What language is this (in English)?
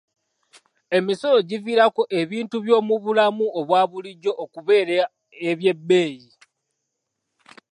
Ganda